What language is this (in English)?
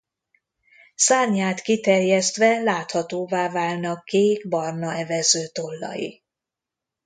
Hungarian